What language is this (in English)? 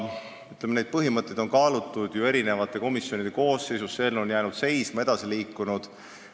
Estonian